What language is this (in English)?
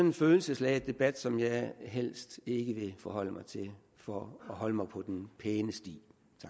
Danish